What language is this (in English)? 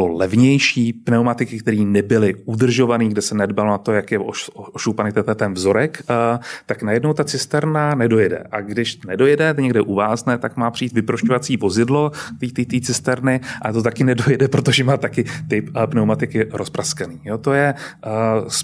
Czech